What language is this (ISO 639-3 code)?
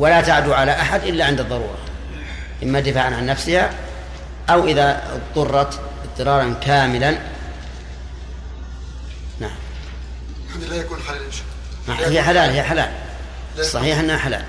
ara